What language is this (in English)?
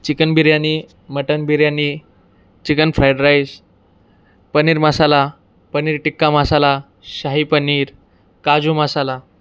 Marathi